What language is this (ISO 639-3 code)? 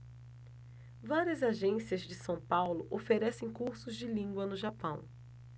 por